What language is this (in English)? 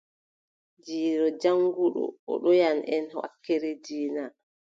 Adamawa Fulfulde